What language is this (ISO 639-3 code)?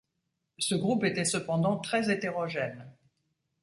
fra